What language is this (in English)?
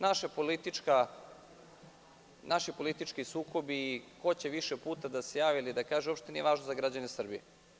Serbian